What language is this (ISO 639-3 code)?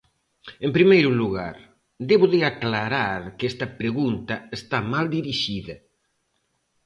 glg